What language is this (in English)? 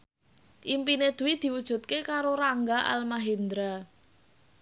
Javanese